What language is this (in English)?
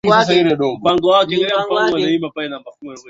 Swahili